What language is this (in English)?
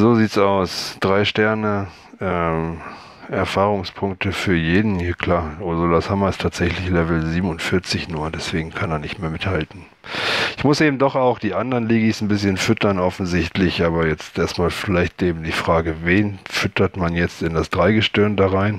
German